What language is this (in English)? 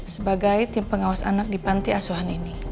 Indonesian